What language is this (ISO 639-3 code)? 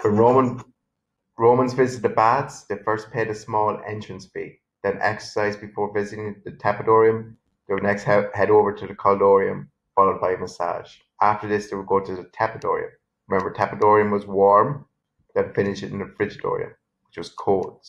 eng